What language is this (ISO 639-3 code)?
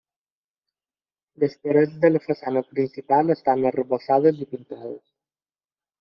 cat